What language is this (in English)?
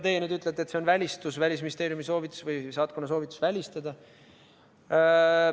Estonian